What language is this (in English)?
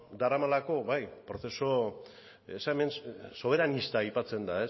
Basque